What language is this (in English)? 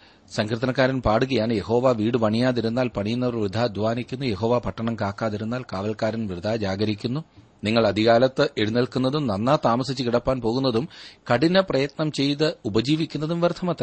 Malayalam